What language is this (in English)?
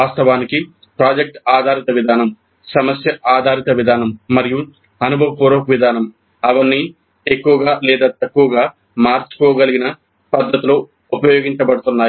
Telugu